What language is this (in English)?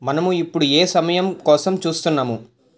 Telugu